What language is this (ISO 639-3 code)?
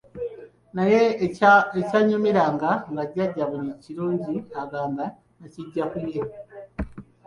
lug